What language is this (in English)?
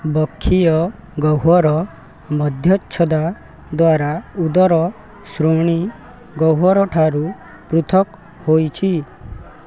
Odia